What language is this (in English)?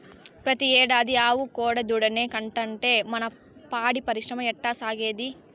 Telugu